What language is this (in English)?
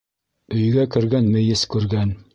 Bashkir